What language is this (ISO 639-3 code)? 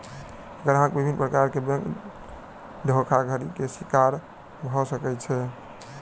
mai